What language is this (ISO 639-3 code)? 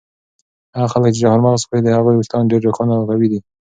pus